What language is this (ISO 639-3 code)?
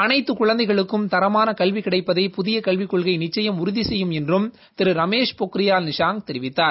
tam